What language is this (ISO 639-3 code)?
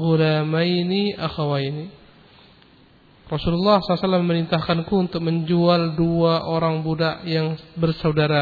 msa